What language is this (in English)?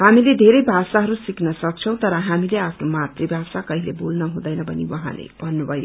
Nepali